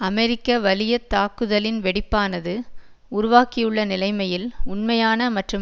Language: Tamil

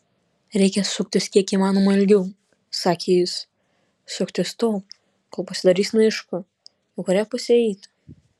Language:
Lithuanian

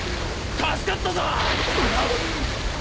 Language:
Japanese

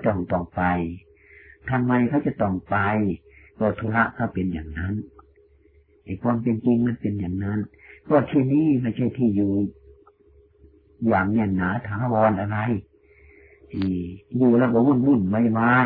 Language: Thai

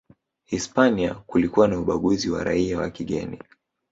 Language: Swahili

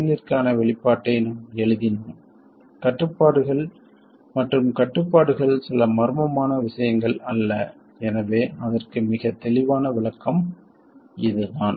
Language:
Tamil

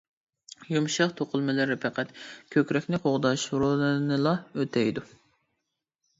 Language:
Uyghur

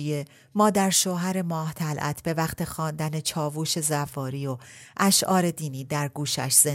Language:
Persian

